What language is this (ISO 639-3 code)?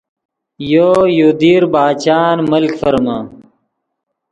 ydg